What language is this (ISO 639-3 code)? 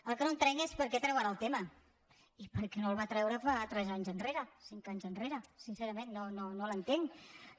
cat